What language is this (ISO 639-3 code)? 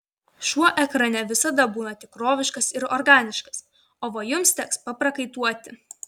lit